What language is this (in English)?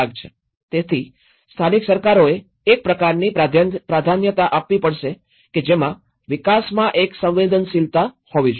Gujarati